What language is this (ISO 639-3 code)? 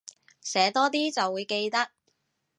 yue